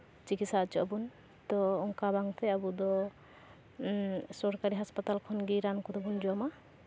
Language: Santali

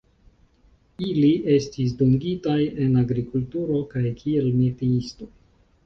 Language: Esperanto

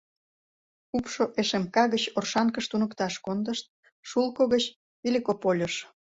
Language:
Mari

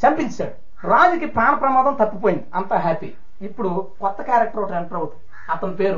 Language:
Telugu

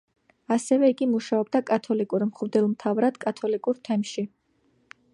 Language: Georgian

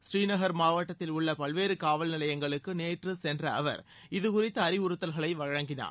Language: Tamil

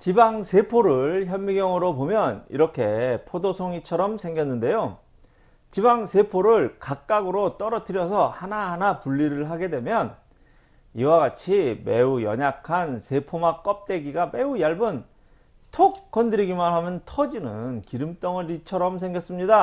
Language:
Korean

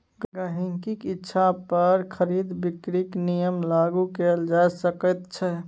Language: Maithili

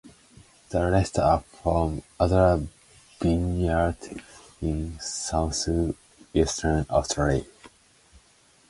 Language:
English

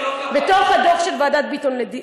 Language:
Hebrew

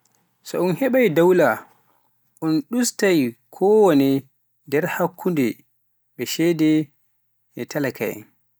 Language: Pular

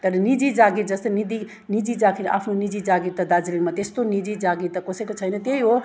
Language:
Nepali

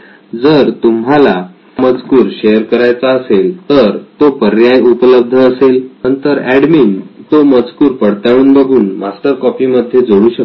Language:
Marathi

